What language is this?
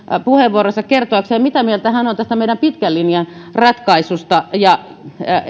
Finnish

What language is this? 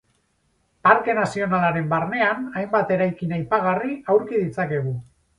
Basque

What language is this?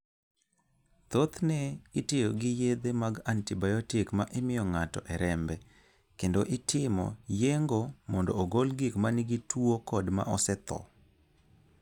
Luo (Kenya and Tanzania)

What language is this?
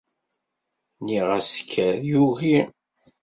Kabyle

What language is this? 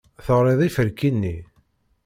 Kabyle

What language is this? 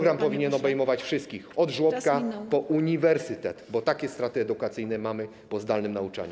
Polish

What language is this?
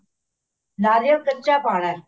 Punjabi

